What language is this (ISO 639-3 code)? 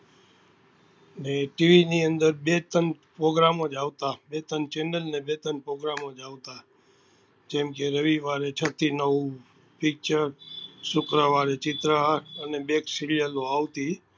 guj